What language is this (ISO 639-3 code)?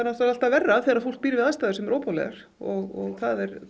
isl